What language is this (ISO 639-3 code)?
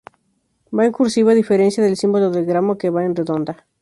spa